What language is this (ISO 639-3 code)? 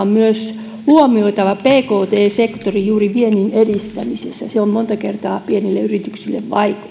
fin